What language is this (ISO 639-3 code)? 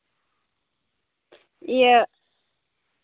sat